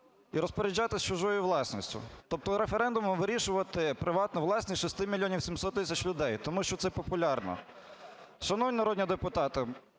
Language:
Ukrainian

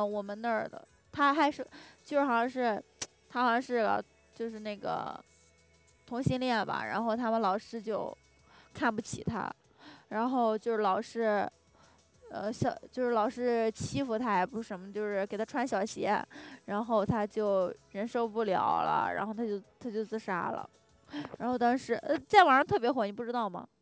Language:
Chinese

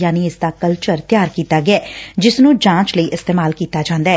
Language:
Punjabi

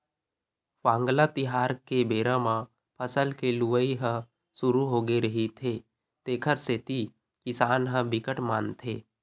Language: Chhattisgarhi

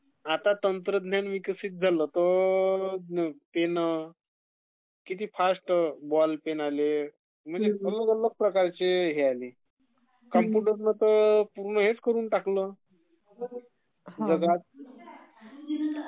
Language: Marathi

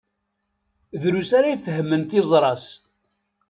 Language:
Kabyle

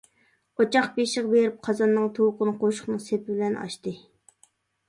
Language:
Uyghur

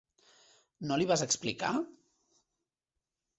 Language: Catalan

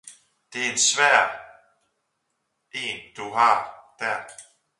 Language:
Danish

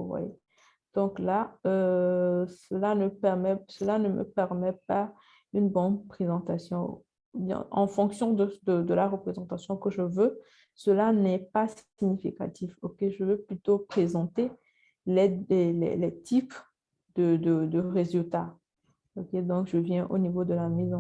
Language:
French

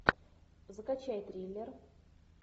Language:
Russian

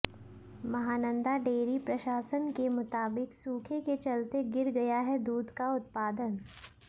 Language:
Hindi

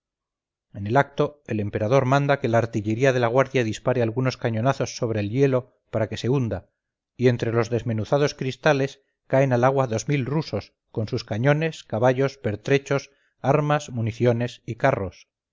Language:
Spanish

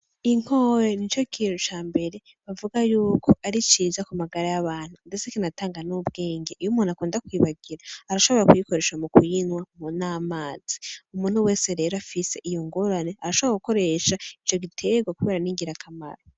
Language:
Rundi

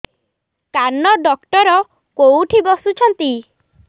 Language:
Odia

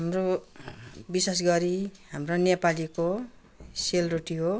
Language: Nepali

